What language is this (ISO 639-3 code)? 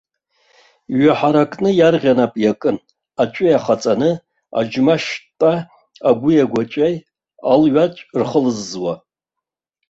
abk